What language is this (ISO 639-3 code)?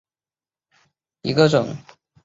zho